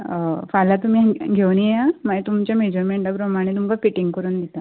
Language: Konkani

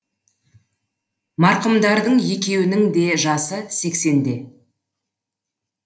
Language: Kazakh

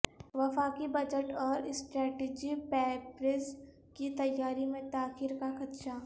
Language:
Urdu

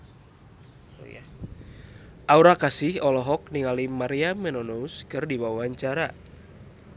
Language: Sundanese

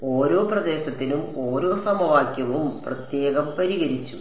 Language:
Malayalam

